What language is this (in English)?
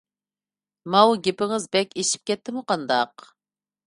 Uyghur